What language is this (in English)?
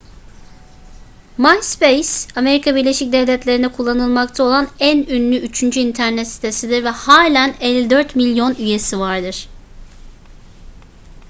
Turkish